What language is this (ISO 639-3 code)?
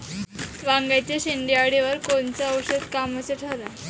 mar